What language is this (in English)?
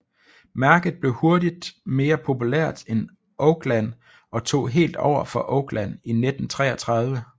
Danish